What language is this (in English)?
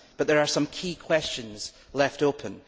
English